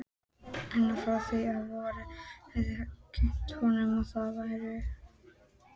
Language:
Icelandic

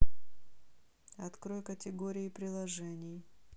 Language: Russian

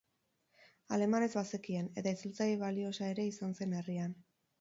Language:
Basque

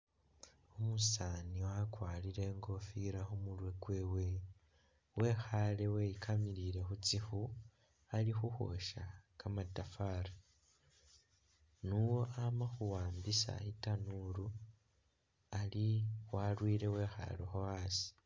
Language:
Masaaba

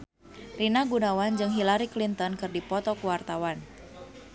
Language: Sundanese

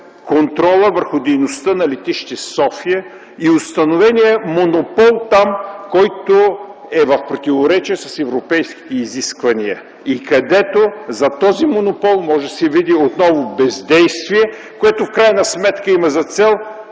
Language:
Bulgarian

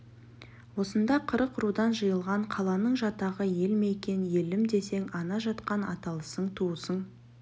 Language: Kazakh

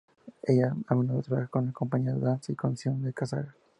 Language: Spanish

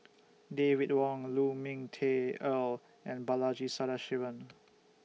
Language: English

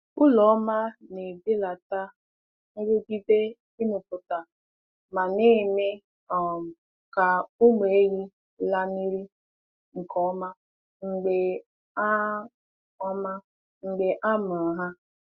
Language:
Igbo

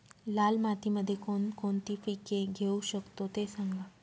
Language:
Marathi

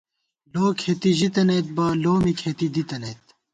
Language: Gawar-Bati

